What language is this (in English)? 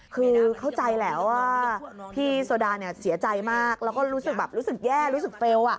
Thai